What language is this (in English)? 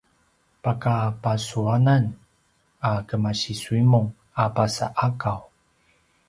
Paiwan